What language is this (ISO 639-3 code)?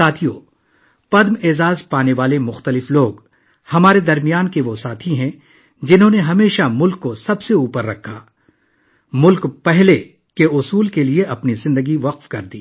urd